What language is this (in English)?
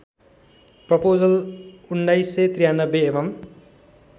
Nepali